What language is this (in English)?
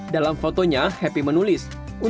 Indonesian